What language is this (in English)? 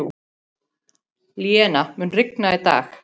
Icelandic